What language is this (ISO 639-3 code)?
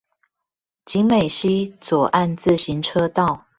zho